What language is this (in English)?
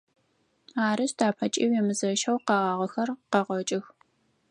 Adyghe